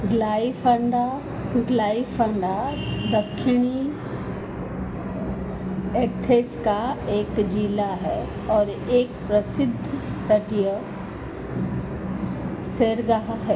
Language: Hindi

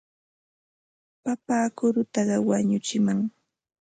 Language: Ambo-Pasco Quechua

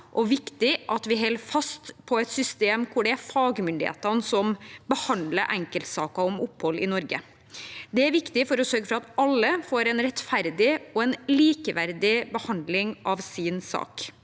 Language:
Norwegian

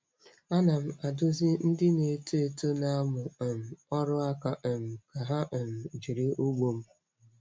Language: Igbo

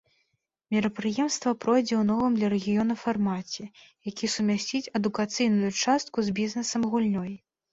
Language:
Belarusian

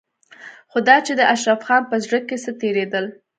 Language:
Pashto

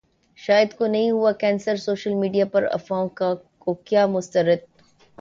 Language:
Urdu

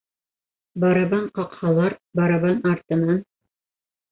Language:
Bashkir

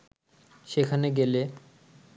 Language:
Bangla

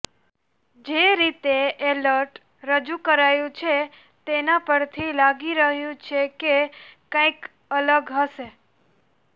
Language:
Gujarati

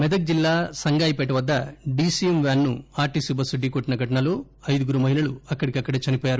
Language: Telugu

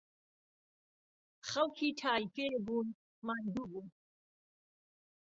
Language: Central Kurdish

